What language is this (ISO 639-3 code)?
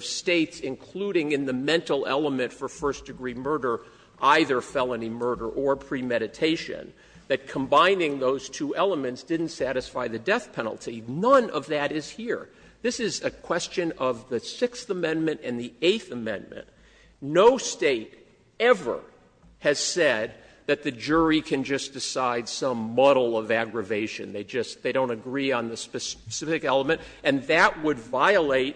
eng